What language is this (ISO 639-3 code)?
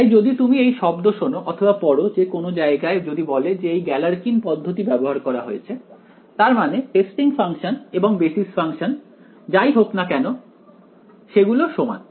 ben